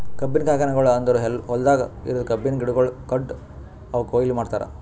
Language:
Kannada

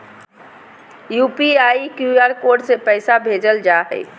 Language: Magahi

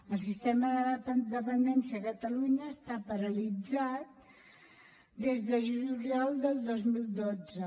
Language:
Catalan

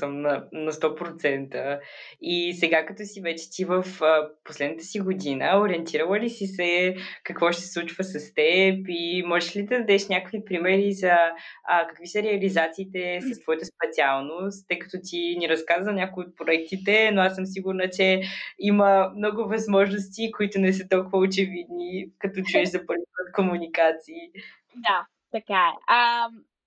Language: Bulgarian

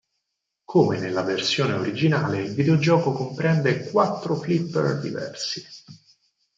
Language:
Italian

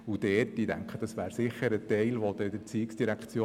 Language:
Swiss German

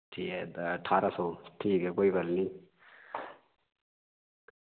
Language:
Dogri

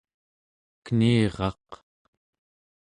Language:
Central Yupik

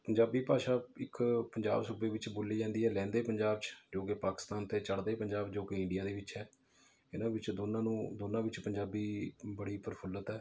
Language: Punjabi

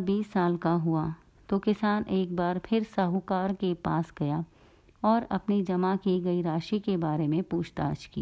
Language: Hindi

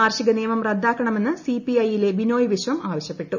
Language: Malayalam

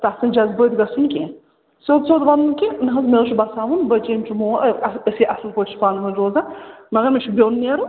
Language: Kashmiri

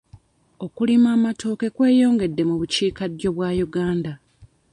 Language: Ganda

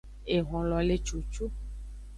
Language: Aja (Benin)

